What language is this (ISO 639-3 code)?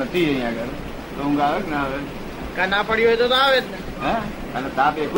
guj